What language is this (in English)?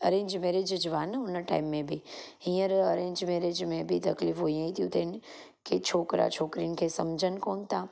Sindhi